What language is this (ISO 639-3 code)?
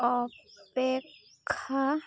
ori